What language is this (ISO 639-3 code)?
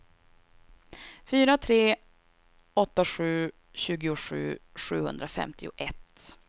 swe